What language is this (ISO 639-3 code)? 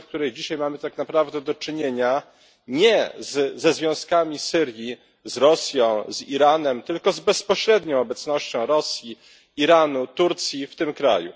pol